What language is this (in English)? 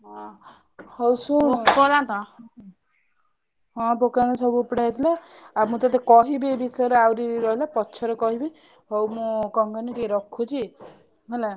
Odia